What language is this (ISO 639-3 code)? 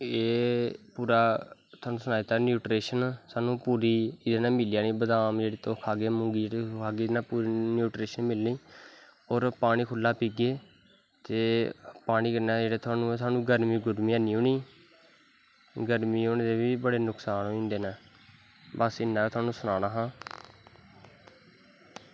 doi